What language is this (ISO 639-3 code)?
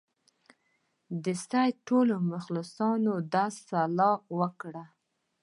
pus